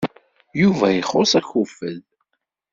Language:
Kabyle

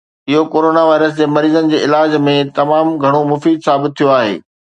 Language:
Sindhi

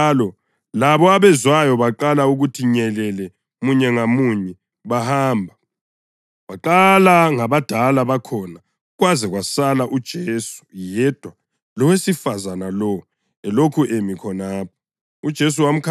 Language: North Ndebele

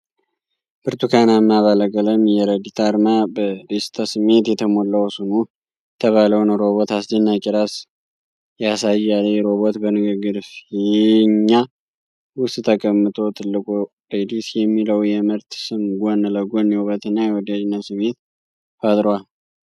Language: Amharic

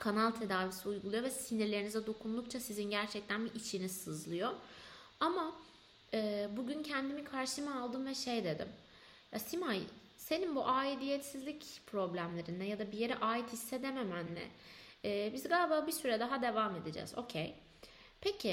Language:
Turkish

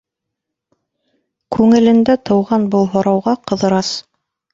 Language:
Bashkir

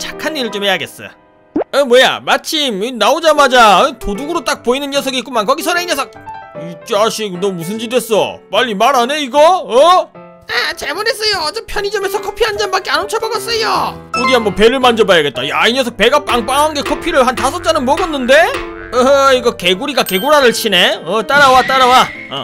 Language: Korean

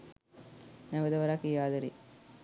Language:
Sinhala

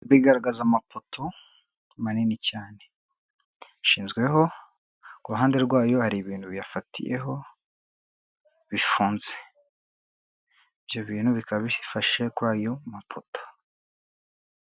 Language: Kinyarwanda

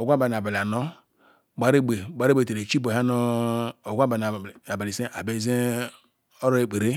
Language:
Ikwere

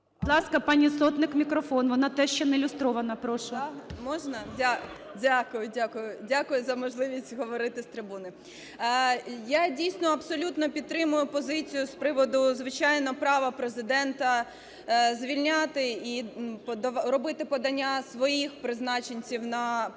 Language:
Ukrainian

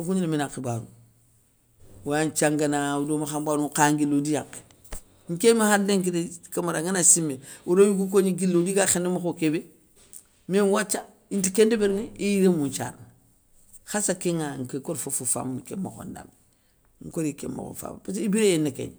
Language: Soninke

